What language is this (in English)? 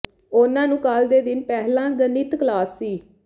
Punjabi